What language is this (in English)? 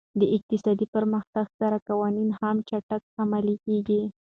Pashto